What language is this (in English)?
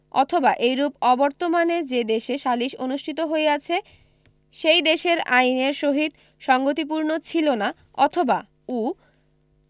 Bangla